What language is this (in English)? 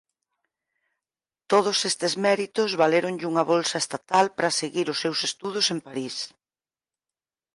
Galician